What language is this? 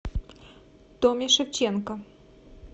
Russian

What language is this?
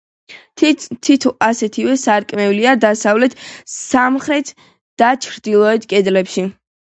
Georgian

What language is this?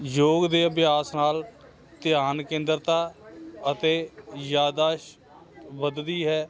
Punjabi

